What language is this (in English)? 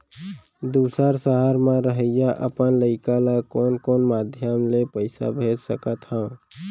Chhattisgarhi